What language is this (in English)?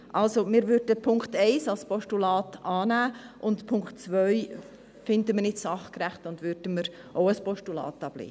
Swiss German